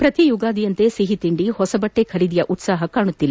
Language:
Kannada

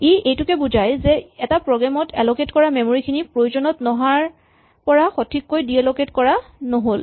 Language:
Assamese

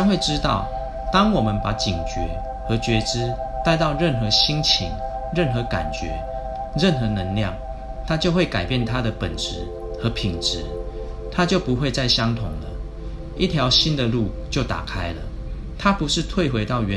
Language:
Chinese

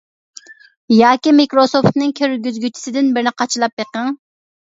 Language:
Uyghur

